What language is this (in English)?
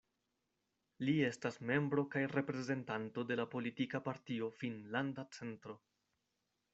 Esperanto